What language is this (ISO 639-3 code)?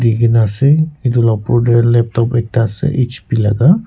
nag